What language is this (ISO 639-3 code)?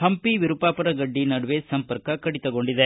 kan